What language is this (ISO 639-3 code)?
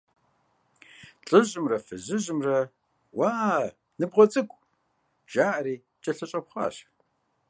kbd